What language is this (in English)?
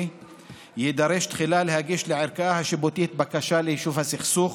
Hebrew